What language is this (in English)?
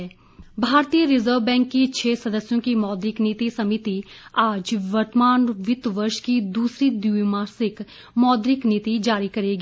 Hindi